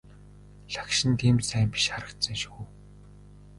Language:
Mongolian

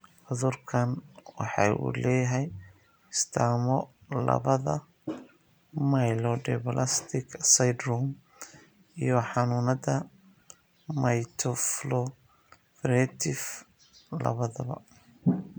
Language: Somali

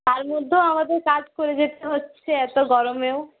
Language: Bangla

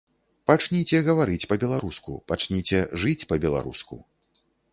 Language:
Belarusian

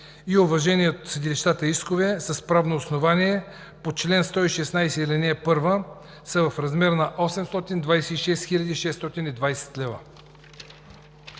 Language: Bulgarian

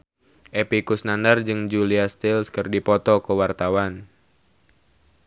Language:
Sundanese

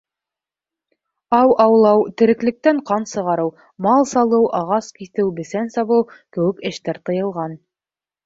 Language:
Bashkir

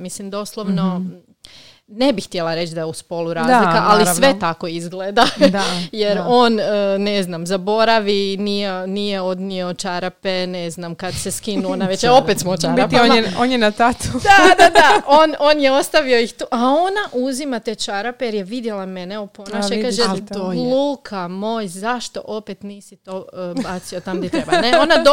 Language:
Croatian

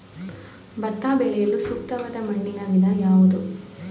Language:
Kannada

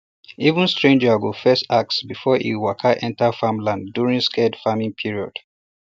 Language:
Nigerian Pidgin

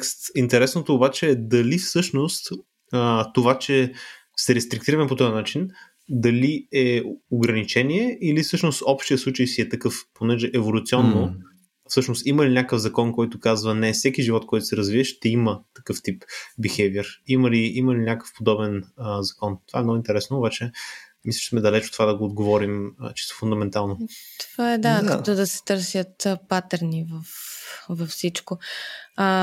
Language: Bulgarian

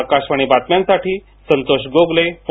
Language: Marathi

